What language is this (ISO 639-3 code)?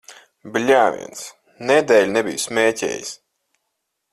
lav